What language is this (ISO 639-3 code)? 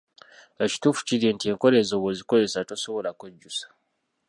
lug